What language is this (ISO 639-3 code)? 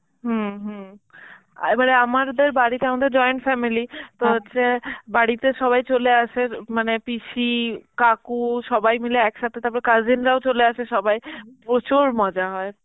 ben